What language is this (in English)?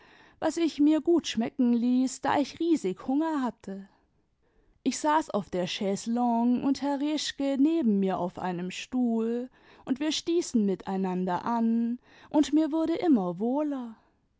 German